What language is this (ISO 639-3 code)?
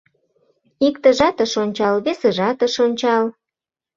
chm